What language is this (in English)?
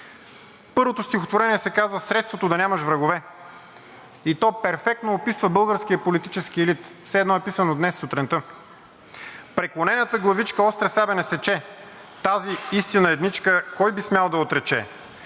Bulgarian